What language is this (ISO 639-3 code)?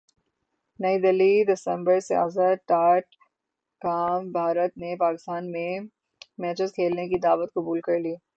urd